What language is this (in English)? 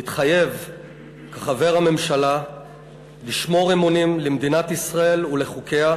Hebrew